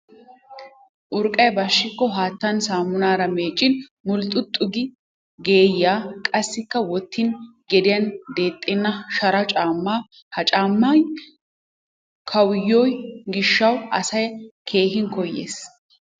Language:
Wolaytta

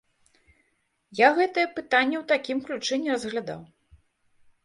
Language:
Belarusian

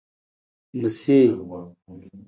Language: Nawdm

